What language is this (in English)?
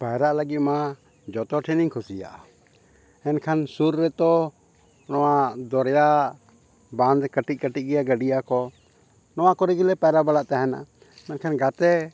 Santali